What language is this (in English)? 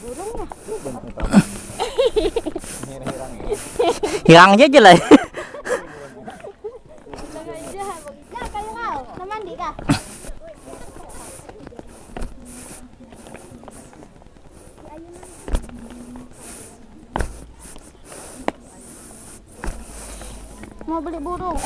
Indonesian